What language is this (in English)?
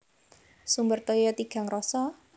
Javanese